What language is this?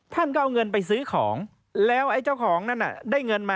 Thai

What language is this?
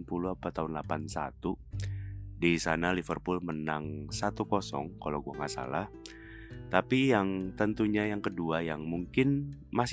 Indonesian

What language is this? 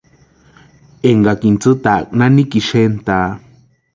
Western Highland Purepecha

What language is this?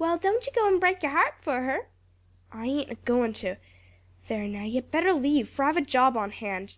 English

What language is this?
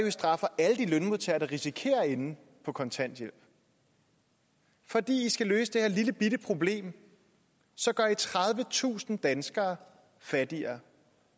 Danish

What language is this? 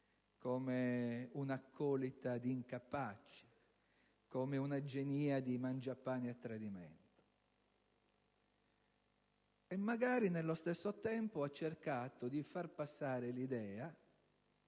Italian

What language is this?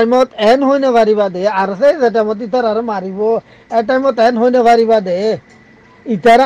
Bangla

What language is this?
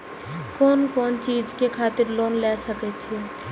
Maithili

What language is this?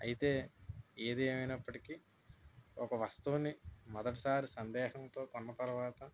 Telugu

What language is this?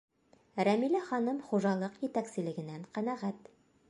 Bashkir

